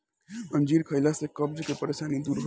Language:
Bhojpuri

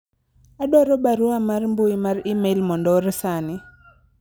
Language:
Luo (Kenya and Tanzania)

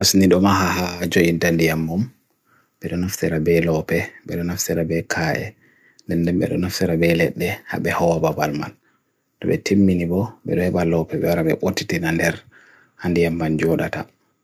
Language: Bagirmi Fulfulde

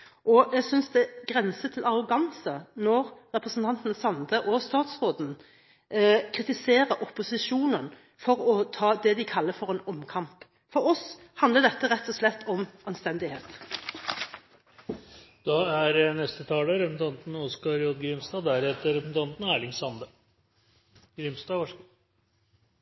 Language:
Norwegian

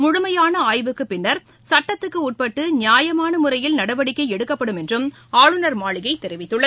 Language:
Tamil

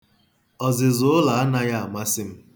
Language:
Igbo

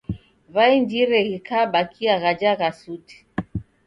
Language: Taita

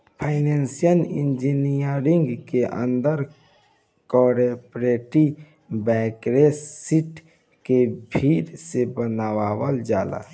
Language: Bhojpuri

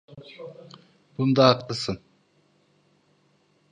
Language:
Turkish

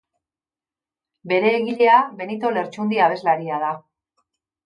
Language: Basque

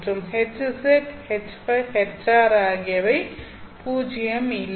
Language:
Tamil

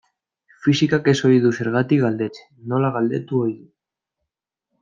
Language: Basque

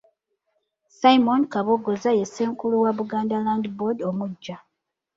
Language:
Ganda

